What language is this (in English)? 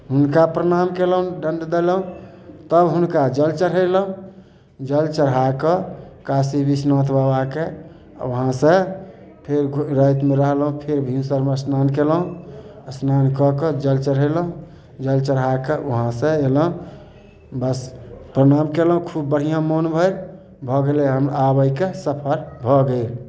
Maithili